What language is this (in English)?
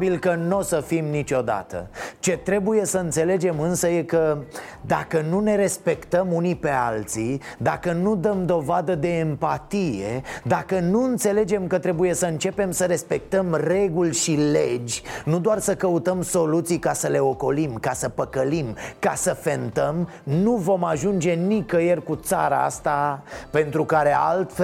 Romanian